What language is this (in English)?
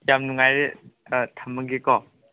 Manipuri